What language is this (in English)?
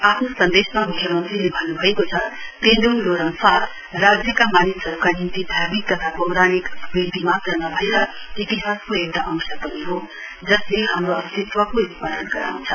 Nepali